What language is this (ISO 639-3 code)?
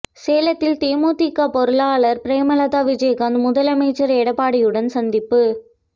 tam